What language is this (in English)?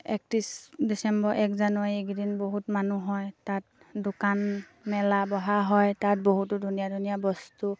Assamese